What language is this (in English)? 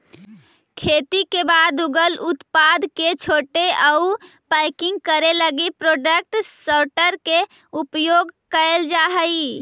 Magahi